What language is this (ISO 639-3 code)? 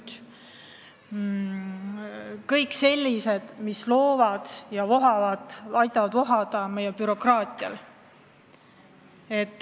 est